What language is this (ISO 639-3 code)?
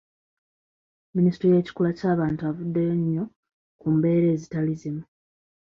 lug